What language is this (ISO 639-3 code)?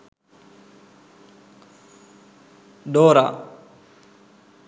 sin